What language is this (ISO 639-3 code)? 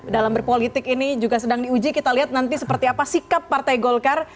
ind